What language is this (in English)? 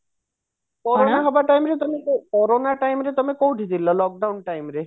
Odia